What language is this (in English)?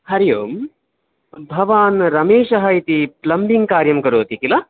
Sanskrit